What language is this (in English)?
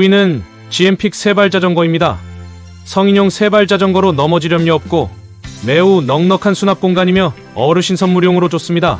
Korean